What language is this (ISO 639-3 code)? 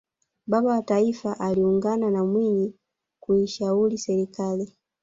swa